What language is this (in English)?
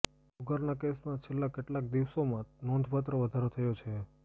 Gujarati